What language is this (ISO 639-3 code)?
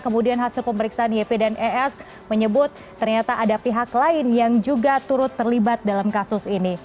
ind